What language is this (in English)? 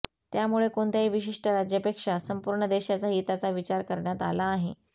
Marathi